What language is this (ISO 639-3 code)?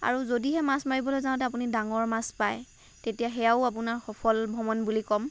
asm